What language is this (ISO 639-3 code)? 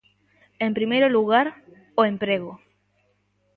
glg